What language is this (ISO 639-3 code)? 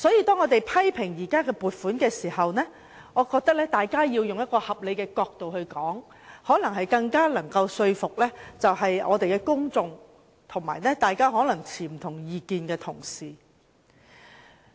yue